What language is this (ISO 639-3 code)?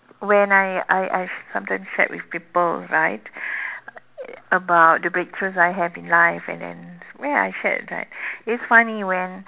eng